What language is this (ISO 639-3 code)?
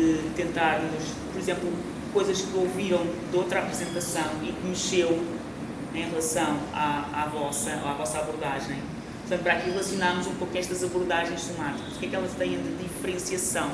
por